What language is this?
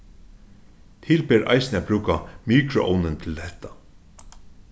Faroese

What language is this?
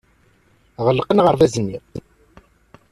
Kabyle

